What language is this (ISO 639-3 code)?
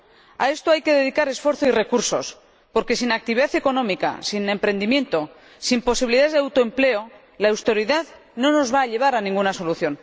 spa